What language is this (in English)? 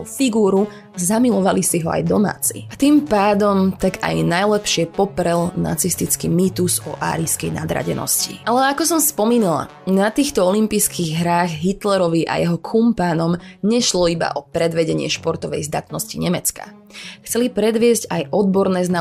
Slovak